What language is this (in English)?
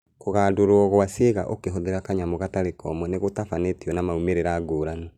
Kikuyu